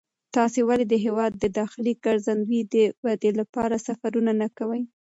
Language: Pashto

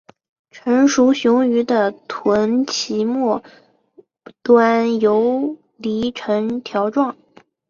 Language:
Chinese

